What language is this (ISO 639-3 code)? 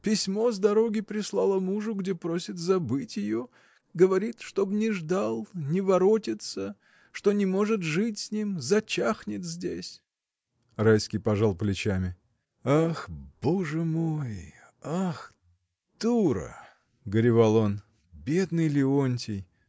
rus